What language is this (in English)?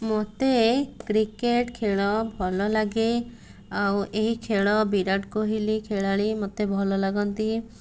Odia